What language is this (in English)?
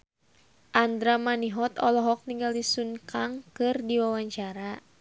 Sundanese